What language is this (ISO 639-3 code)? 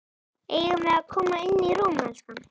isl